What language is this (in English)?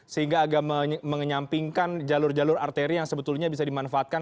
Indonesian